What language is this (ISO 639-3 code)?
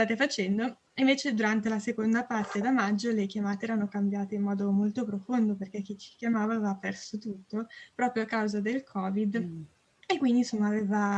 ita